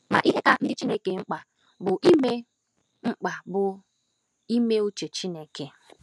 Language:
Igbo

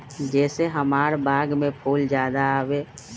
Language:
Magahi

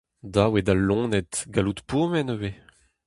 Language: Breton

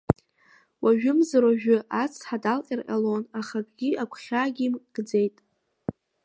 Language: Abkhazian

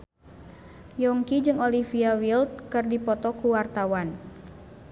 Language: Sundanese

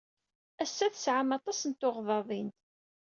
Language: Kabyle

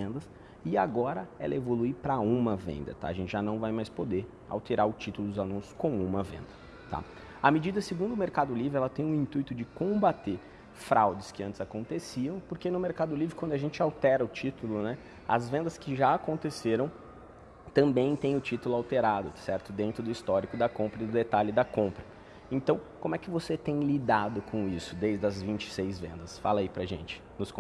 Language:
Portuguese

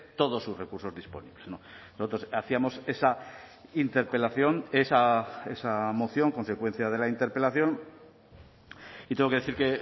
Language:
Spanish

